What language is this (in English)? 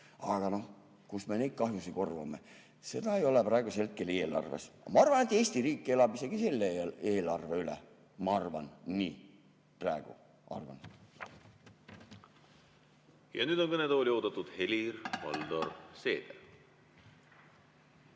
Estonian